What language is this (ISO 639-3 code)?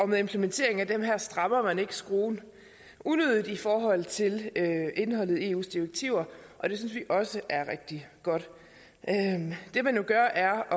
dan